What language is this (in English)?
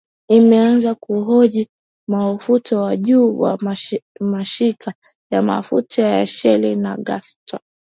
Swahili